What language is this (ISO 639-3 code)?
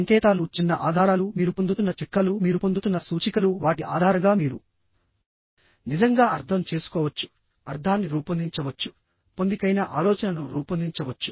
tel